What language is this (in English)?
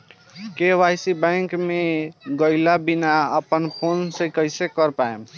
Bhojpuri